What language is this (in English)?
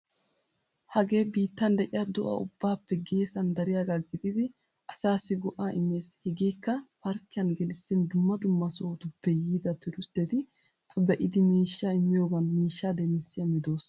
Wolaytta